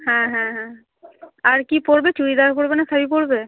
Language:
Bangla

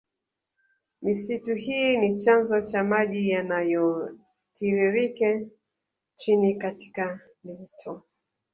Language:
Swahili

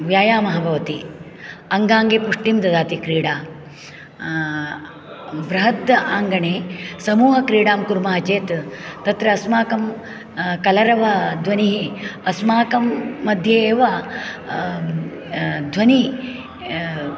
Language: Sanskrit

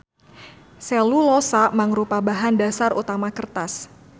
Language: Sundanese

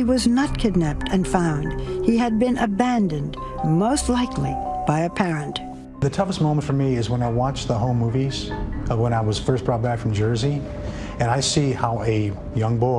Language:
English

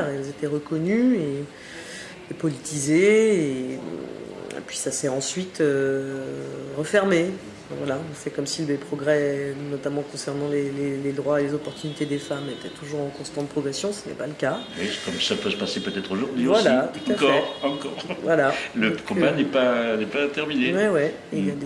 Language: French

